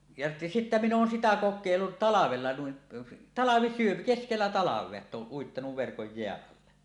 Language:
Finnish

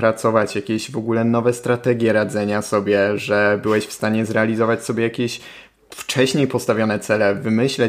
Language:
Polish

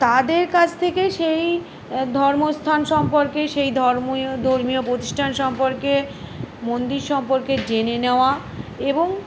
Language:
Bangla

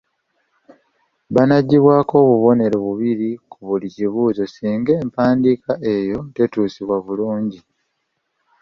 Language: Ganda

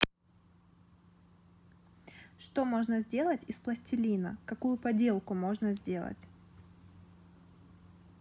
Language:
Russian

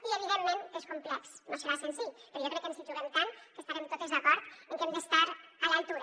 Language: Catalan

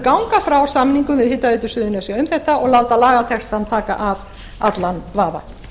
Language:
Icelandic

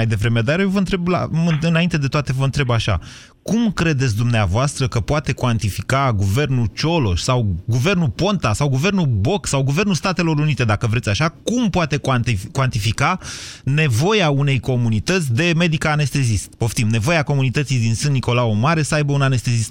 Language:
Romanian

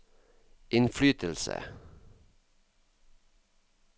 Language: Norwegian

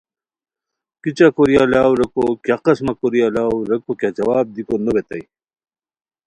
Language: Khowar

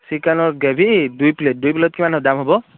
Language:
Assamese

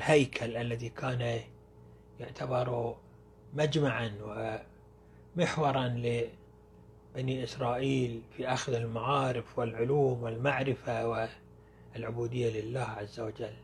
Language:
Arabic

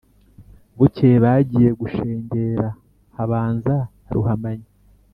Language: Kinyarwanda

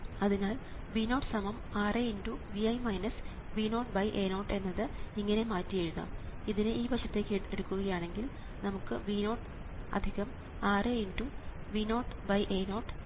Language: Malayalam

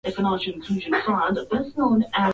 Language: Swahili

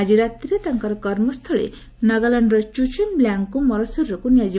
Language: Odia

